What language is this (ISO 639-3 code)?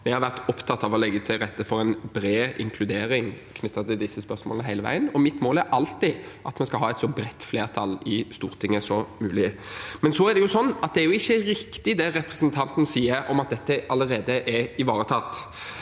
nor